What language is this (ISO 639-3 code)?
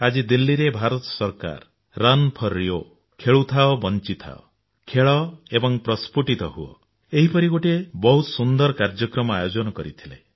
ori